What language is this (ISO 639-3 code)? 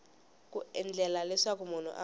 tso